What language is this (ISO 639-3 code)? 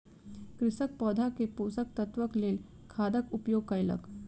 mai